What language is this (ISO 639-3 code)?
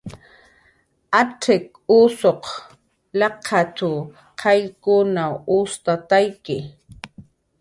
jqr